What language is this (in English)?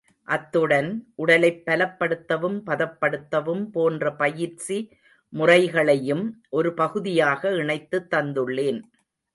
Tamil